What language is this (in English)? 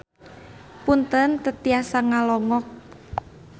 Sundanese